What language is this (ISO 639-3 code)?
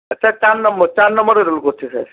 ben